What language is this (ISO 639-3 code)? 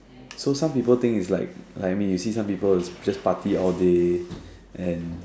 eng